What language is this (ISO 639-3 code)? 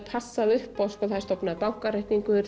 isl